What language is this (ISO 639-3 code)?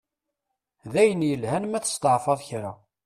kab